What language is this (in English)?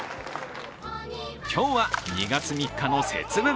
Japanese